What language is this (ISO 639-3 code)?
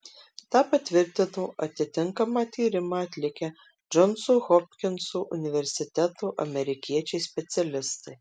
lit